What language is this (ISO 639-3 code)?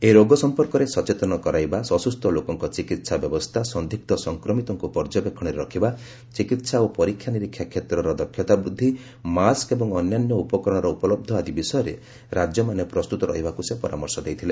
ori